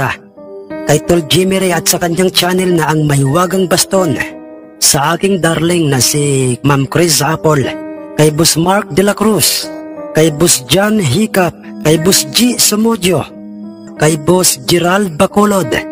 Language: Filipino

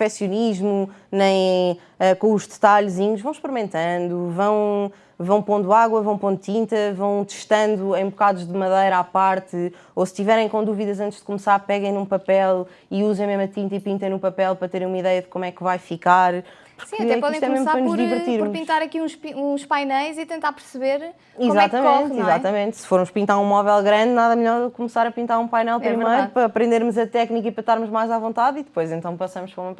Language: Portuguese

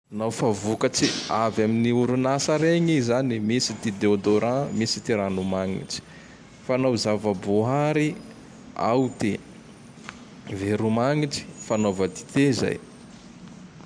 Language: Tandroy-Mahafaly Malagasy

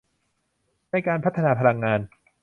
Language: Thai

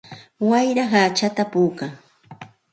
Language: Santa Ana de Tusi Pasco Quechua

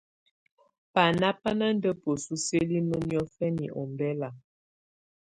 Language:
Tunen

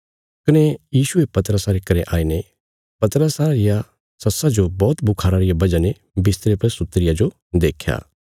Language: Bilaspuri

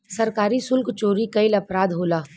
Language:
Bhojpuri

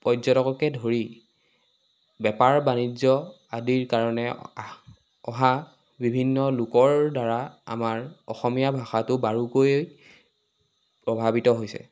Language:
Assamese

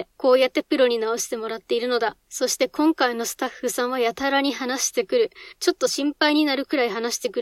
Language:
Japanese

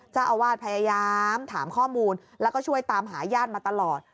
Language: Thai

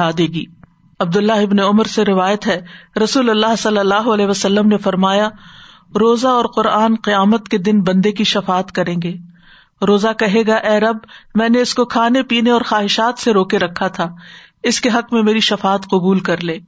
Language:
Urdu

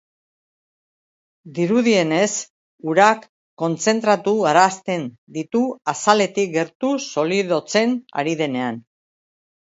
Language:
Basque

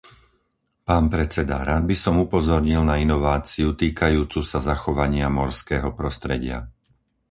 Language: Slovak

